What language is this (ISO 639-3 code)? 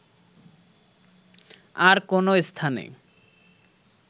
ben